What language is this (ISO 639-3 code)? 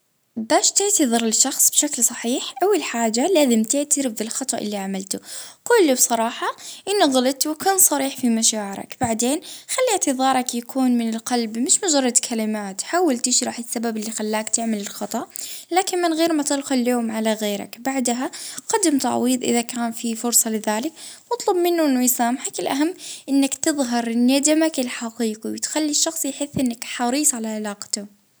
ayl